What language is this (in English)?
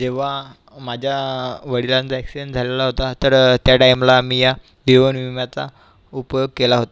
Marathi